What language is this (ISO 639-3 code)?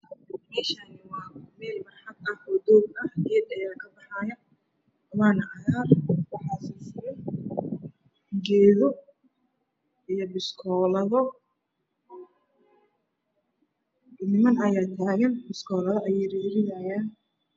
som